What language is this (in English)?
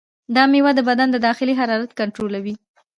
Pashto